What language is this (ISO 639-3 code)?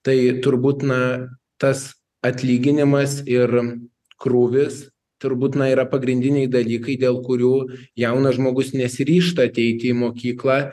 lit